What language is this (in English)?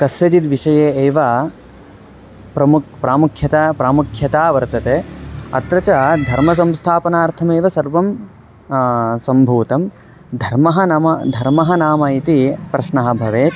Sanskrit